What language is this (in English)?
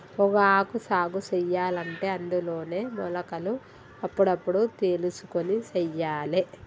Telugu